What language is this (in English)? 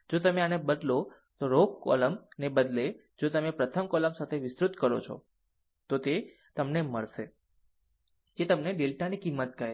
Gujarati